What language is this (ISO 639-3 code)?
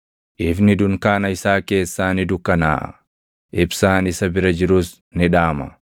orm